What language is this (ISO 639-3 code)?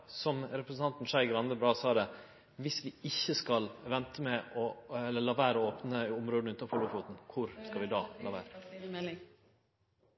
nno